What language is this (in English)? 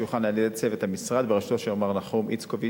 Hebrew